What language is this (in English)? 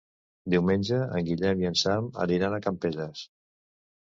Catalan